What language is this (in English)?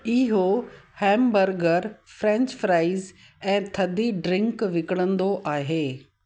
Sindhi